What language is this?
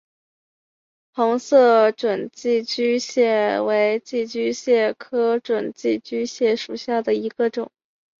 Chinese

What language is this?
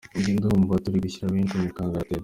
Kinyarwanda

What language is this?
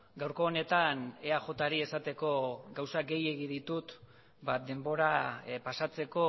Basque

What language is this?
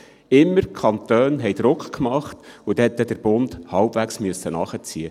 Swiss German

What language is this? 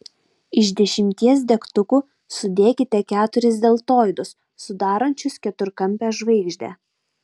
Lithuanian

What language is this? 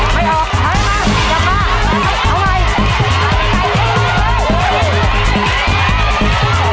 Thai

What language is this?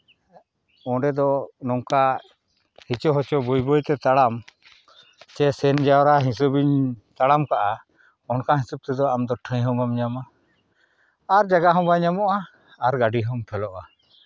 Santali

